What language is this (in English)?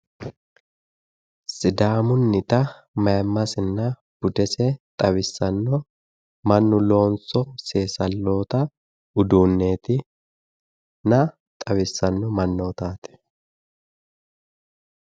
Sidamo